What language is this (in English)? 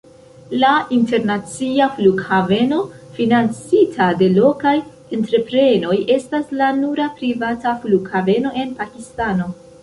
Esperanto